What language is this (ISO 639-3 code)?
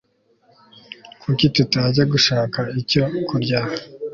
kin